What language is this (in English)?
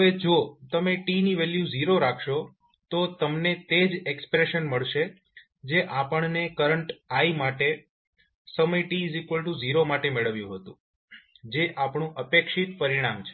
Gujarati